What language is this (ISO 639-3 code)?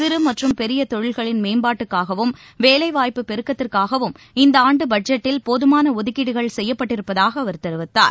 tam